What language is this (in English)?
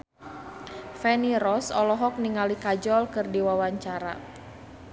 Sundanese